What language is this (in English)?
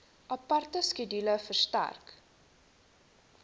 Afrikaans